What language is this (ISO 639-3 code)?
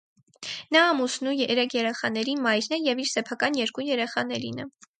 hye